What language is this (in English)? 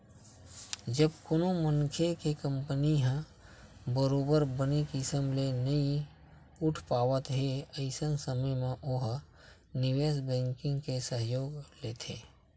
Chhattisgarhi